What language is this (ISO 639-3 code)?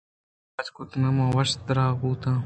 bgp